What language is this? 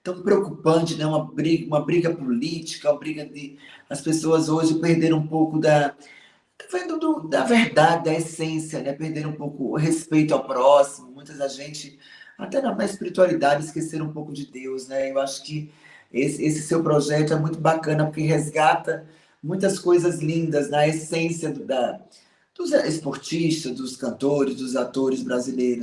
Portuguese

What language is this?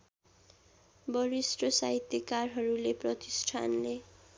Nepali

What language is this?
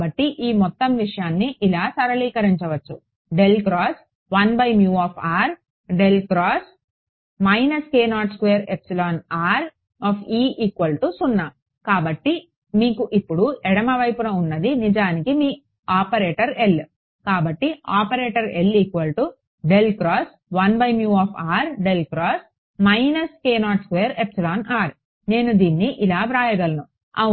Telugu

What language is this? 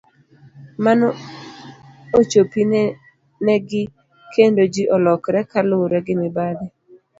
Luo (Kenya and Tanzania)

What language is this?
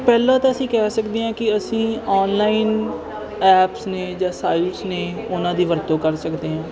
Punjabi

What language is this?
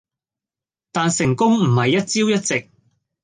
Cantonese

